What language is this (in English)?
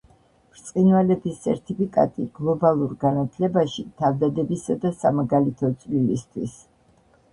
Georgian